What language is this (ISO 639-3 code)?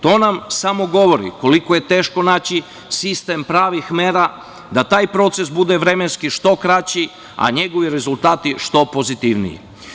srp